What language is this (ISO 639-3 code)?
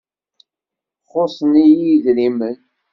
kab